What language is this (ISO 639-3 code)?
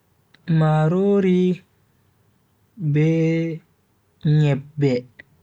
fui